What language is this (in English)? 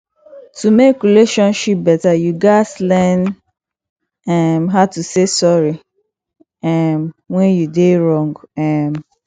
Nigerian Pidgin